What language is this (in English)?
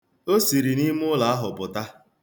Igbo